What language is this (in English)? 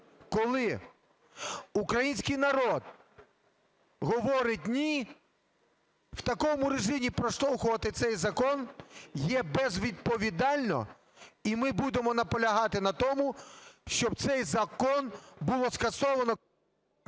Ukrainian